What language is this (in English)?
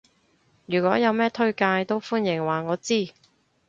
Cantonese